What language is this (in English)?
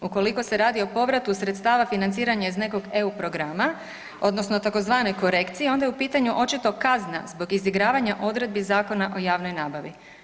Croatian